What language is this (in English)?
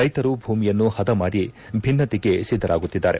Kannada